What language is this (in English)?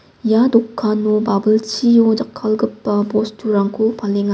Garo